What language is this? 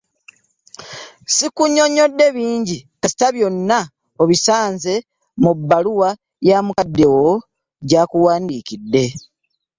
Ganda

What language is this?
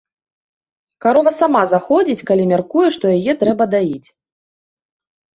Belarusian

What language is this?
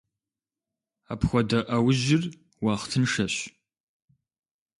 Kabardian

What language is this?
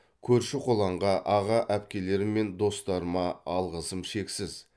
Kazakh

